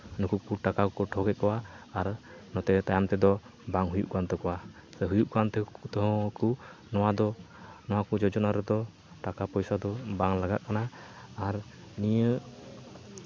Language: Santali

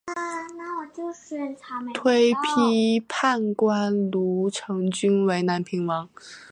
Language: Chinese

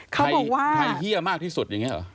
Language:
Thai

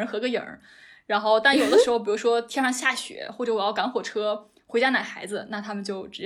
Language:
Chinese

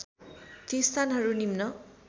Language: Nepali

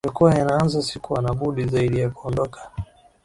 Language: Swahili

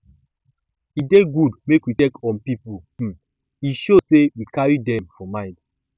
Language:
Nigerian Pidgin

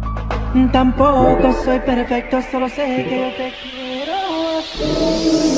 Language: Spanish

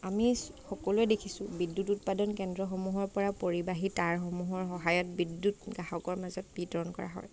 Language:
Assamese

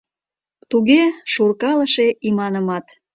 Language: Mari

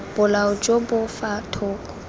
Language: Tswana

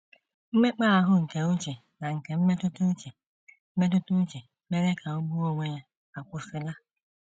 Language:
Igbo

